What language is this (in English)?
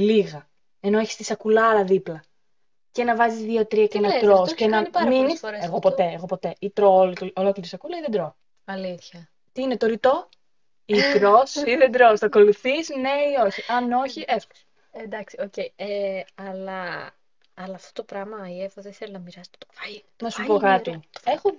Greek